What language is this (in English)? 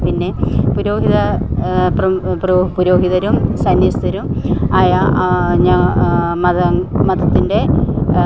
Malayalam